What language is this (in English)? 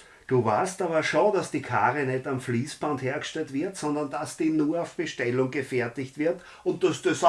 German